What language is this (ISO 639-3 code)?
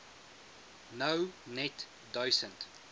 afr